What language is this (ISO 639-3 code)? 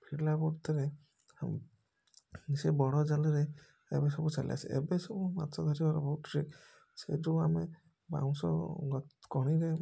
ori